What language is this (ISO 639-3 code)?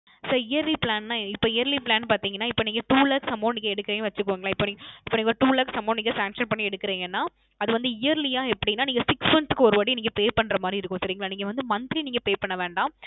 tam